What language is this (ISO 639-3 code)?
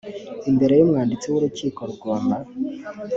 kin